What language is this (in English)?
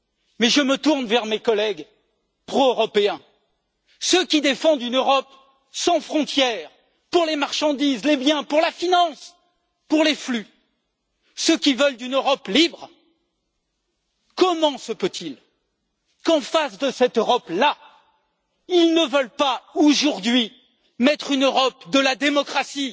French